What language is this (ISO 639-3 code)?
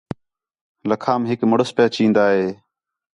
xhe